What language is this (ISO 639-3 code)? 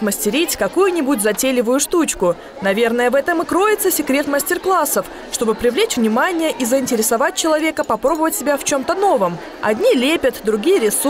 rus